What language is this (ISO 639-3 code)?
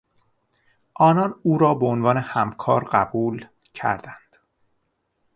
fas